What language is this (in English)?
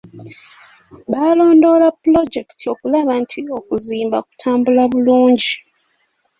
Ganda